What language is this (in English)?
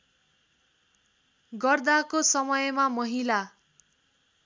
Nepali